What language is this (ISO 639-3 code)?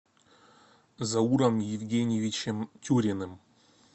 rus